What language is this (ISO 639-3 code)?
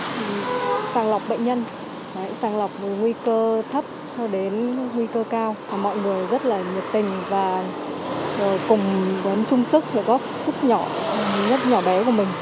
vie